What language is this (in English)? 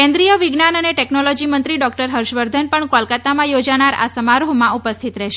Gujarati